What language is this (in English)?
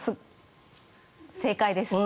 Japanese